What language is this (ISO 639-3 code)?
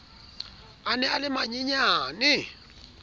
sot